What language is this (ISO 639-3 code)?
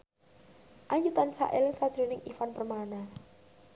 jav